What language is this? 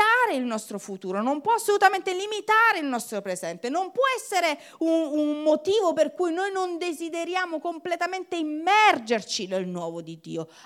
Italian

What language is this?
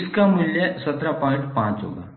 Hindi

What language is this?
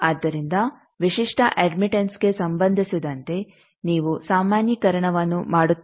Kannada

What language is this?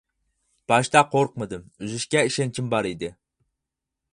Uyghur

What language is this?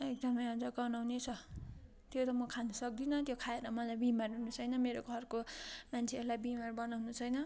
Nepali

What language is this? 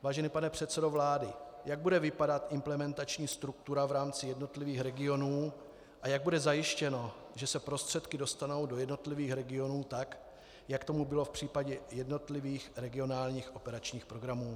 Czech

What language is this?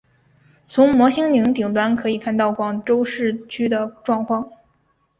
Chinese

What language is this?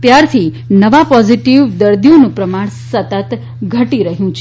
Gujarati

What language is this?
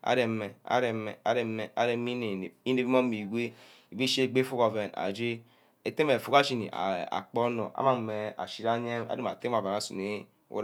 Ubaghara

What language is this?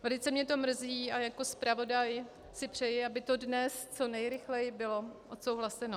Czech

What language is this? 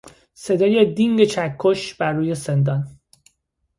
Persian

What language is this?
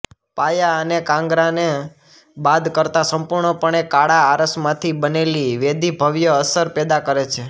Gujarati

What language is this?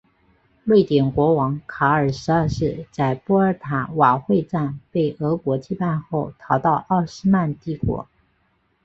Chinese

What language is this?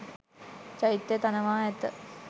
Sinhala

